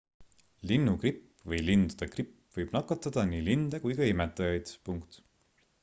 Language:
Estonian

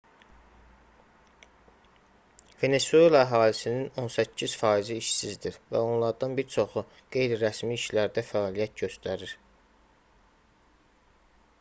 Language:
Azerbaijani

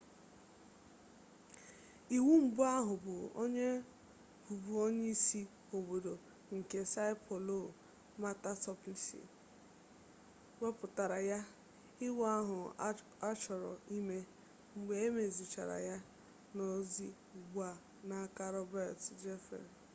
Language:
Igbo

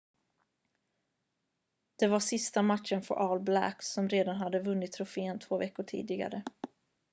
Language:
Swedish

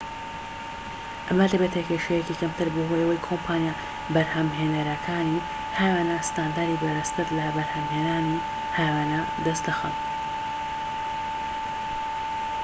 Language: Central Kurdish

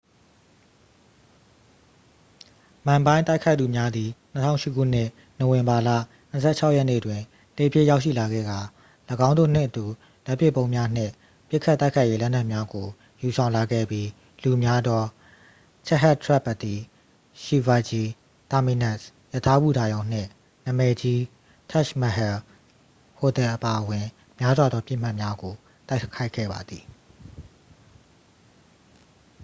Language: Burmese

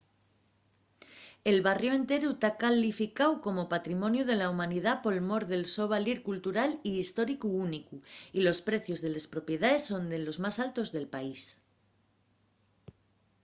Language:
Asturian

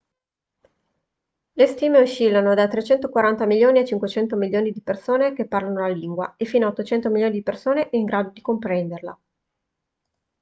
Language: Italian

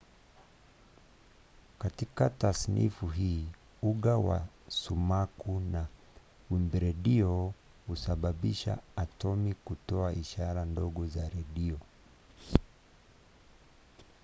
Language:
Swahili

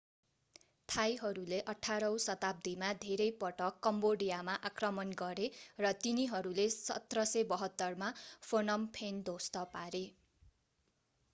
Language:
Nepali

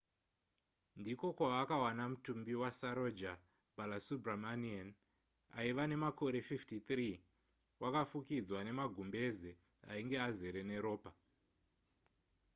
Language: Shona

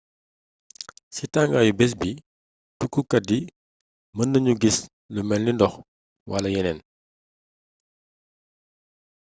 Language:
Wolof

